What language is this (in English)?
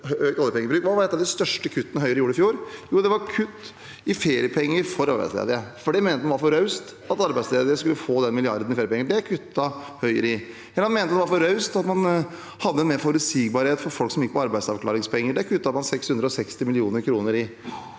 Norwegian